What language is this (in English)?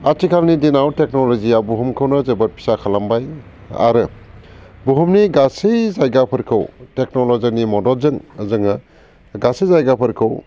Bodo